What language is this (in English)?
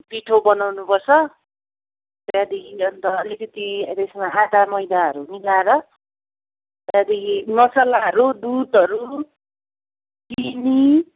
Nepali